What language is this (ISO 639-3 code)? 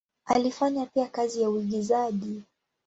swa